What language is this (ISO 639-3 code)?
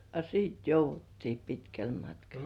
fin